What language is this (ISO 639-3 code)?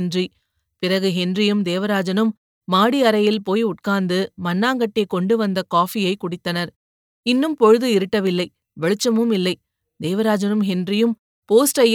tam